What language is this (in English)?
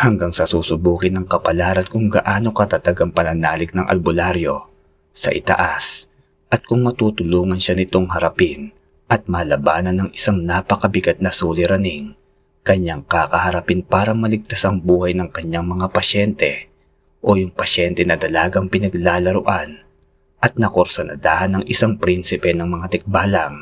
Filipino